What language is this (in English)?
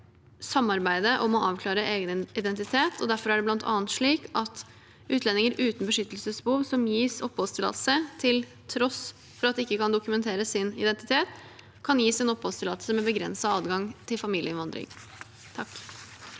Norwegian